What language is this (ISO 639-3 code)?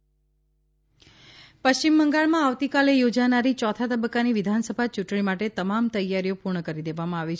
guj